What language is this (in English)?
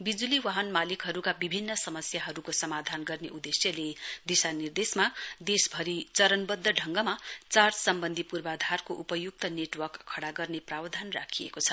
Nepali